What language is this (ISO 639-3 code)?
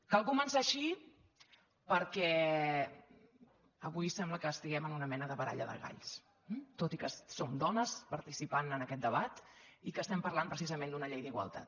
cat